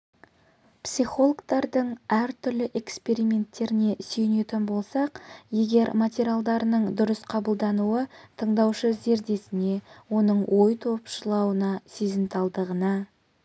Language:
Kazakh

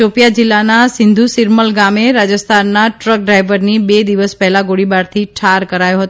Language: Gujarati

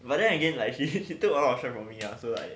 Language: English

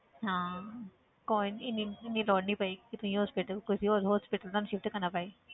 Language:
Punjabi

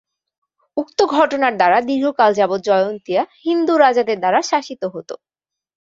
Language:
Bangla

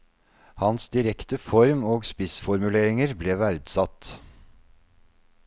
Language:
Norwegian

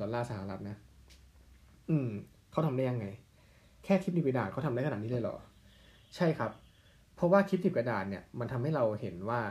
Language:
Thai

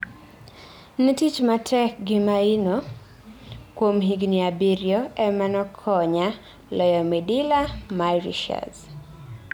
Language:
Luo (Kenya and Tanzania)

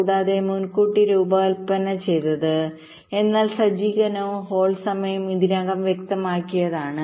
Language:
Malayalam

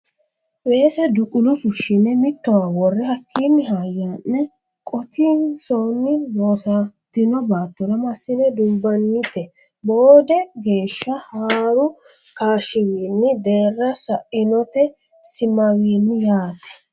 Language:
Sidamo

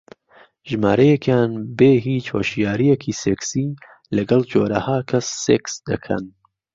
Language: Central Kurdish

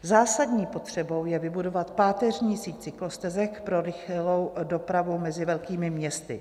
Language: Czech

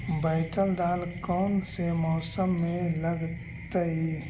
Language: Magahi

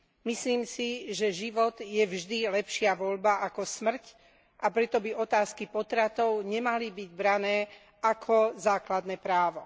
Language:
Slovak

